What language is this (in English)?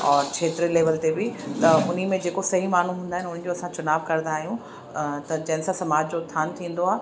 Sindhi